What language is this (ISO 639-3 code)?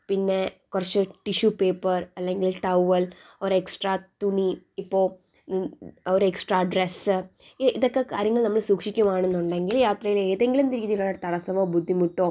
mal